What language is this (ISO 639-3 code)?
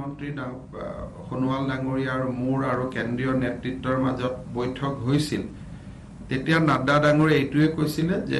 nld